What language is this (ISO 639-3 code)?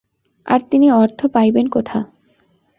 ben